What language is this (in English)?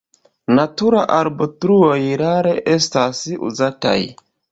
Esperanto